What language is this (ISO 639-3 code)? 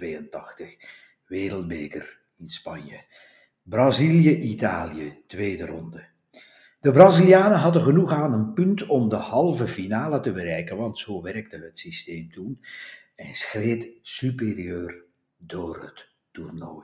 nld